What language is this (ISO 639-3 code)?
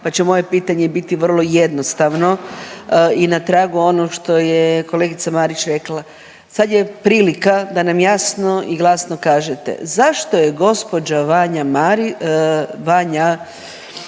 hrv